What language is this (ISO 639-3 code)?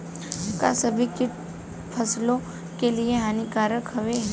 bho